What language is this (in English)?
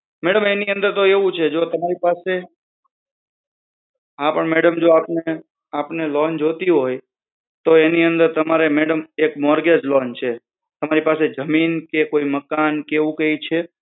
Gujarati